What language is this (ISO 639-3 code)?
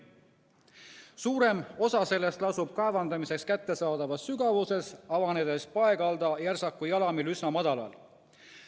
est